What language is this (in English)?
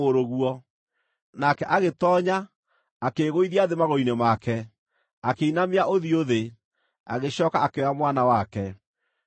Kikuyu